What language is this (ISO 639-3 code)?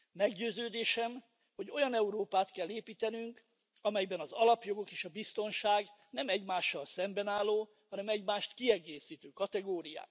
hun